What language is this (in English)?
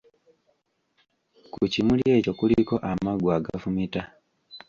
Ganda